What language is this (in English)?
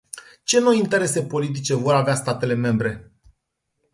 Romanian